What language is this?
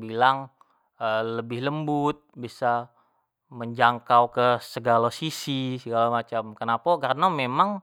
Jambi Malay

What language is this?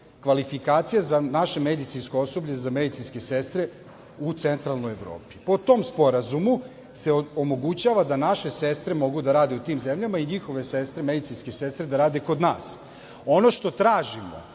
Serbian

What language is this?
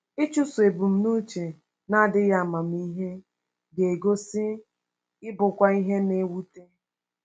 Igbo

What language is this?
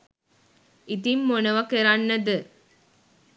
Sinhala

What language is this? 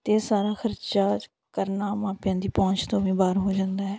Punjabi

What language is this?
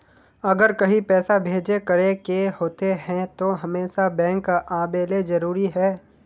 Magahi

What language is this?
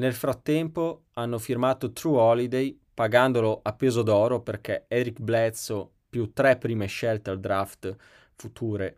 Italian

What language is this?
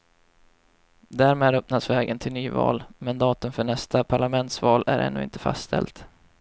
Swedish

